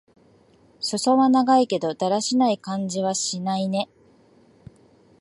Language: Japanese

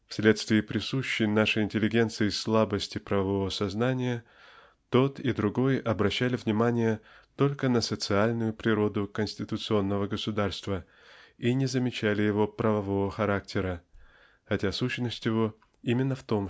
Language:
Russian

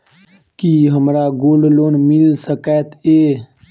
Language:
Maithili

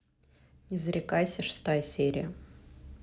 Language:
Russian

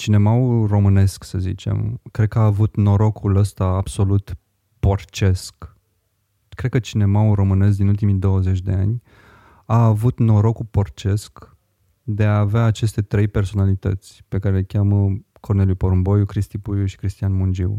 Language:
Romanian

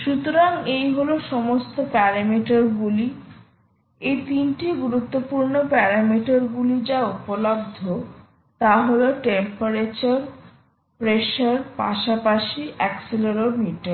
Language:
Bangla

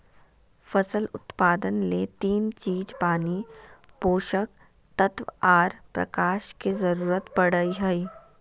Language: Magahi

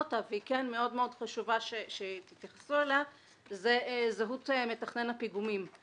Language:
Hebrew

